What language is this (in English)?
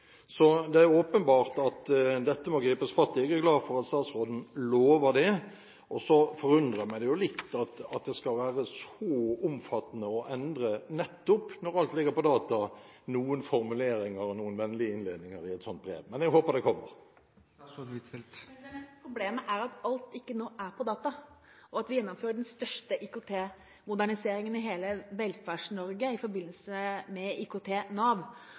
Norwegian Bokmål